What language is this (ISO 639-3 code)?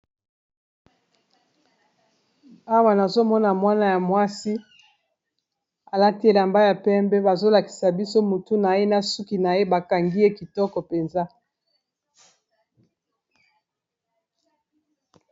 lin